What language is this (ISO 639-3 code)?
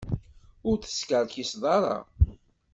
kab